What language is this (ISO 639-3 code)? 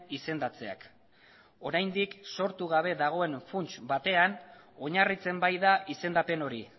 eus